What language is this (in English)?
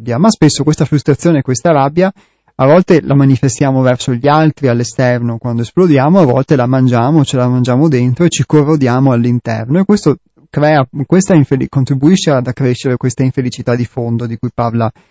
Italian